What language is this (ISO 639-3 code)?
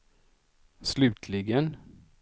swe